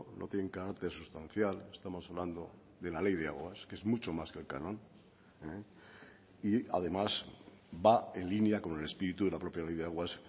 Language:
Spanish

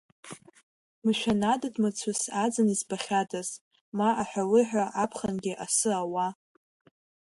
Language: Abkhazian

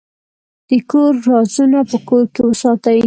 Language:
Pashto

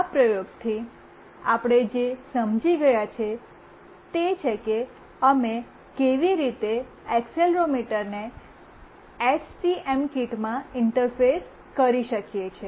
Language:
Gujarati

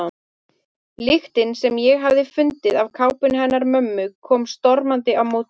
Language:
Icelandic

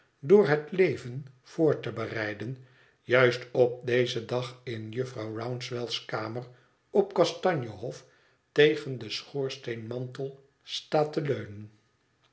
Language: Dutch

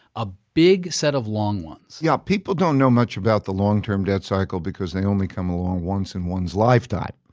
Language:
English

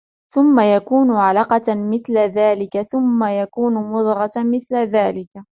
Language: Arabic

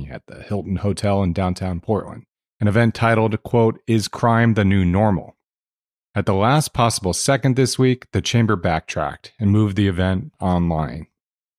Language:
English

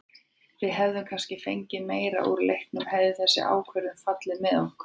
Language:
Icelandic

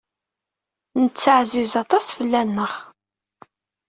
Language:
Kabyle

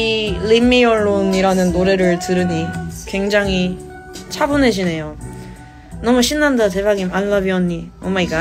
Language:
Korean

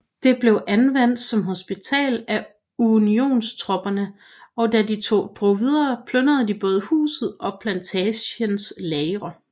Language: Danish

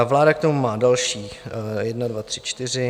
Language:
Czech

